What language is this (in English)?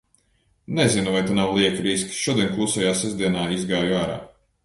Latvian